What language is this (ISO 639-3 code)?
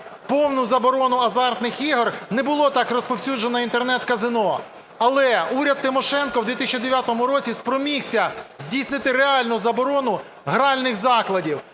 ukr